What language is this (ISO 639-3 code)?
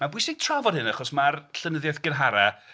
cym